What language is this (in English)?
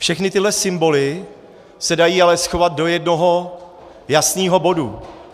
Czech